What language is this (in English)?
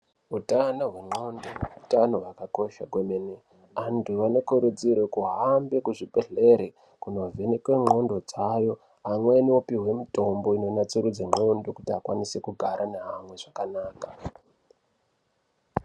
Ndau